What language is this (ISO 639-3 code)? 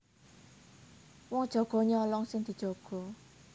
jav